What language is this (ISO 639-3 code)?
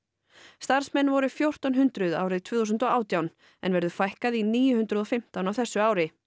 isl